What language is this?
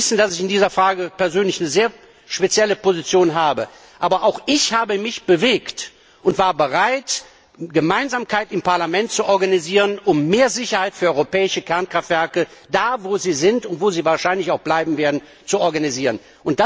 German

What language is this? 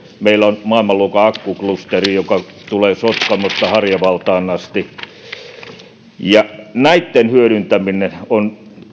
Finnish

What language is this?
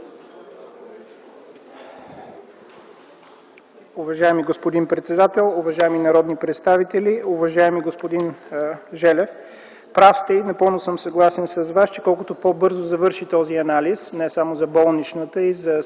Bulgarian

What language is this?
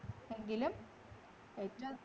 Malayalam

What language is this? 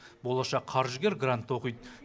Kazakh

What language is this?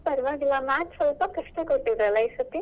Kannada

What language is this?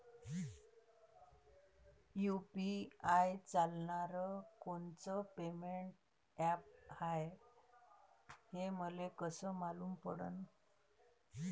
Marathi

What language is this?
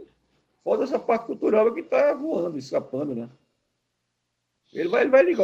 Portuguese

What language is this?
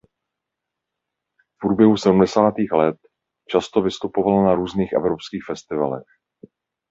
Czech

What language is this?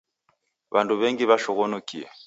Taita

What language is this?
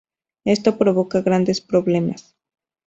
Spanish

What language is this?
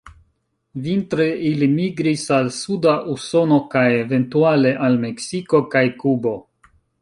Esperanto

